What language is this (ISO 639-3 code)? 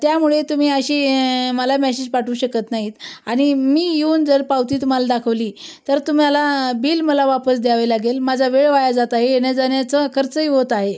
mar